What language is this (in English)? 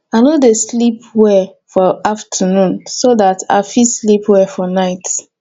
Nigerian Pidgin